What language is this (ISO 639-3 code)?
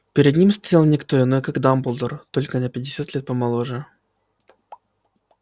rus